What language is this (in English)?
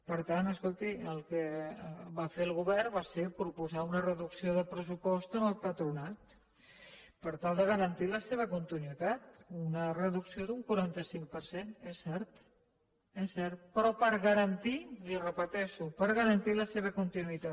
Catalan